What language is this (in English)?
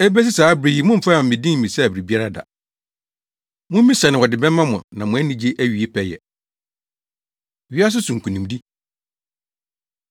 Akan